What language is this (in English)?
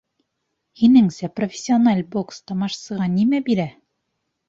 Bashkir